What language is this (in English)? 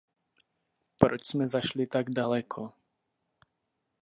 Czech